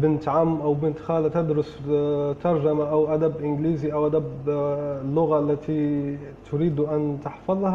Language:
Arabic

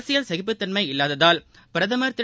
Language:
Tamil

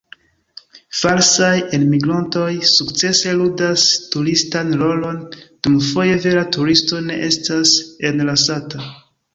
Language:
Esperanto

